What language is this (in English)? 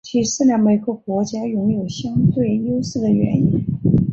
Chinese